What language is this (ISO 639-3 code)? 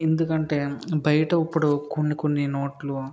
tel